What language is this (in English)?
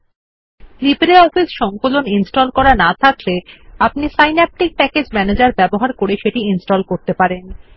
Bangla